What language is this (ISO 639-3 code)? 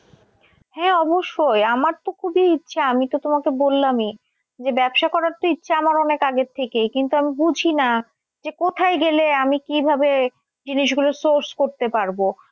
ben